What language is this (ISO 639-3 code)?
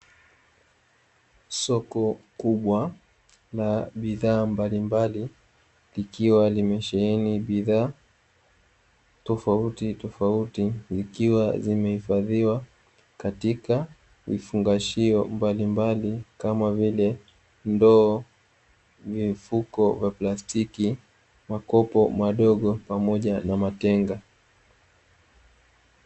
swa